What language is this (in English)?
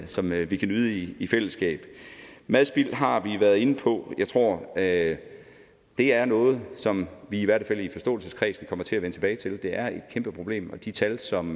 Danish